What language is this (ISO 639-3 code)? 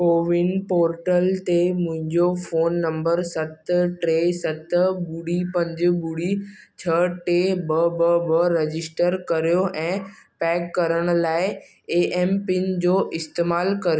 snd